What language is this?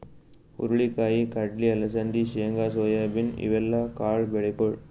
Kannada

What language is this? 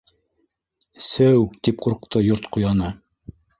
Bashkir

